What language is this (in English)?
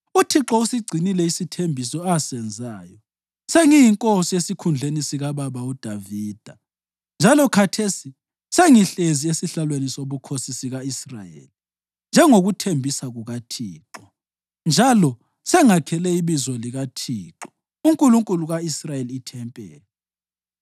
North Ndebele